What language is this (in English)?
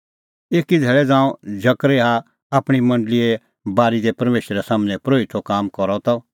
Kullu Pahari